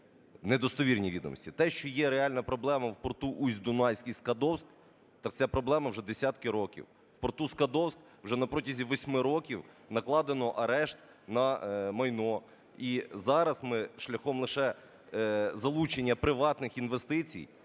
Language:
Ukrainian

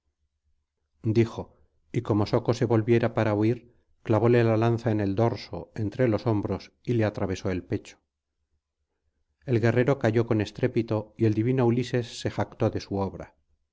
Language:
Spanish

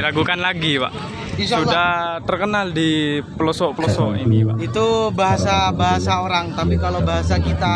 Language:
Indonesian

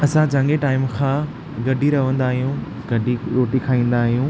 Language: Sindhi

